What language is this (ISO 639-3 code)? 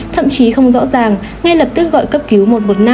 vie